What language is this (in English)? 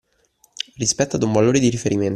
Italian